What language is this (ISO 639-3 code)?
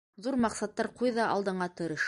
bak